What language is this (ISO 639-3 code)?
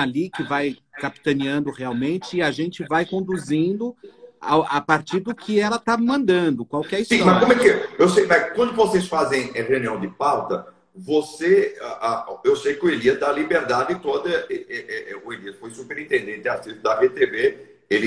por